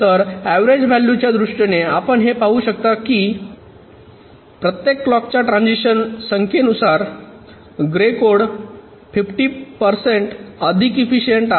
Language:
Marathi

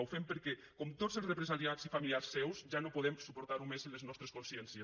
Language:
Catalan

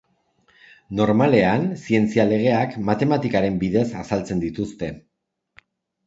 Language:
Basque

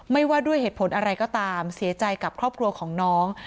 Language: Thai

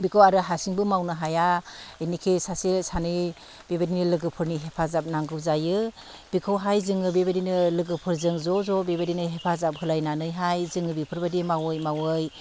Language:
Bodo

